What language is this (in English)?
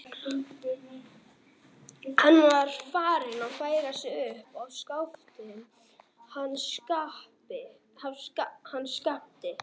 Icelandic